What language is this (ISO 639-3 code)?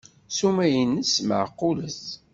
kab